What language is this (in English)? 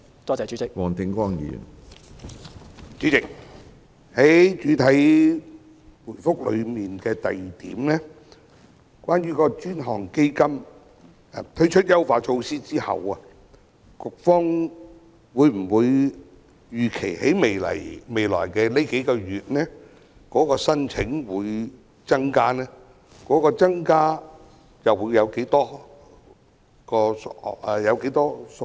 Cantonese